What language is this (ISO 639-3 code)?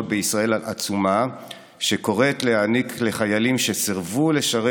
heb